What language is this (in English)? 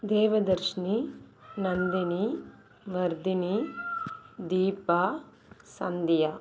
Tamil